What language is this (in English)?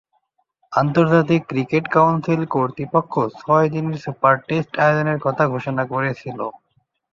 Bangla